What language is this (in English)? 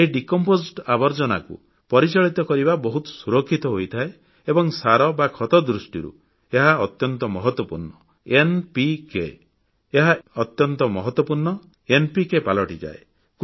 Odia